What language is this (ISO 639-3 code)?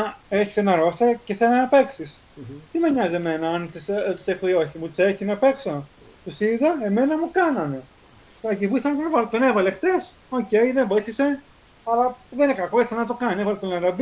ell